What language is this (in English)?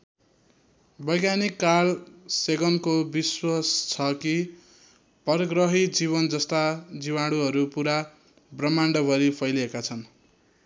Nepali